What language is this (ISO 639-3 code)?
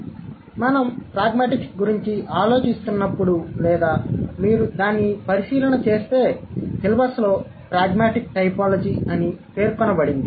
tel